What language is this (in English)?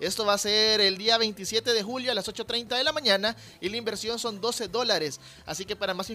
Spanish